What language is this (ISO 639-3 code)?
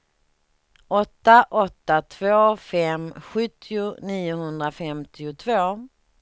swe